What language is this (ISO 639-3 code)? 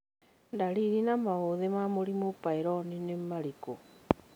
kik